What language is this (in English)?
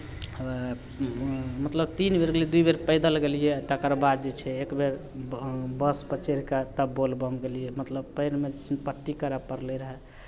Maithili